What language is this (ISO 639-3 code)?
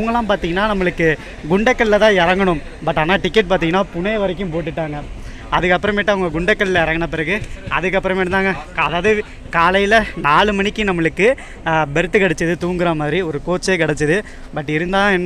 kor